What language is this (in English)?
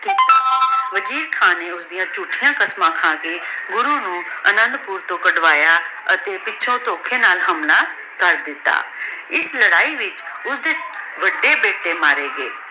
Punjabi